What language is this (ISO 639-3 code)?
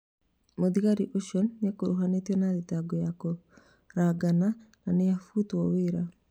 kik